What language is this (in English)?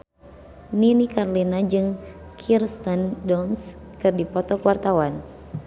Sundanese